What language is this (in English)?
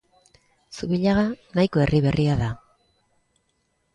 Basque